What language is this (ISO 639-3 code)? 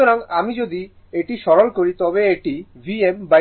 ben